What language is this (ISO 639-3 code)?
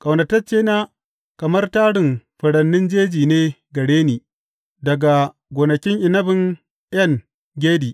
hau